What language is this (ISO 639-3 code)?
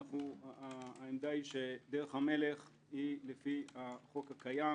heb